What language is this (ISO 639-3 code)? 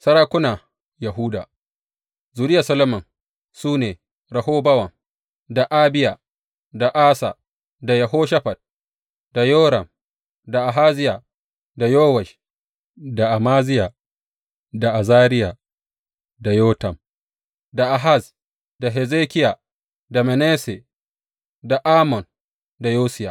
hau